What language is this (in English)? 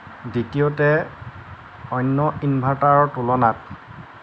Assamese